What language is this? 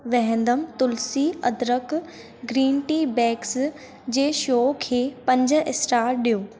Sindhi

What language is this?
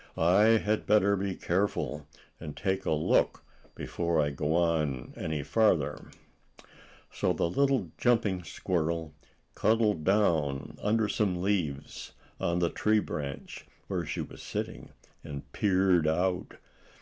English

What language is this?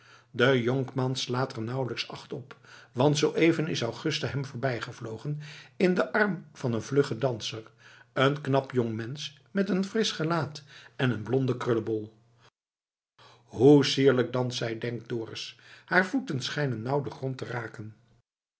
Dutch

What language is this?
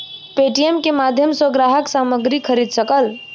Maithili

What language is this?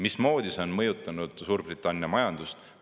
Estonian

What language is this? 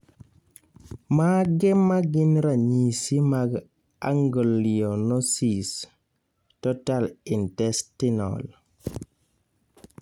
Luo (Kenya and Tanzania)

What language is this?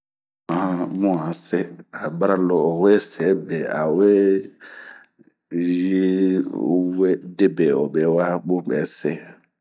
Bomu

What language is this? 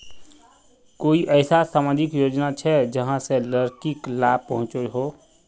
Magahi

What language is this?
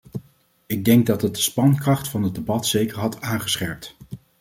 Dutch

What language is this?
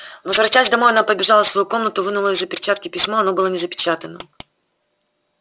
Russian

